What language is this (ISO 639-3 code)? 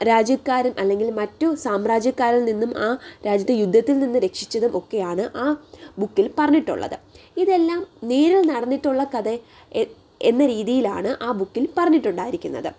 mal